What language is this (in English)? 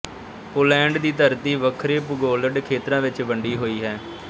Punjabi